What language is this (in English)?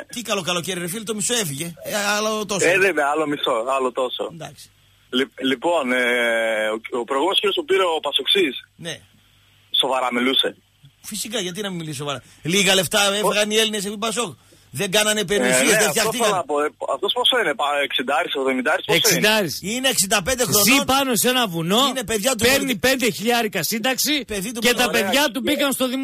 Greek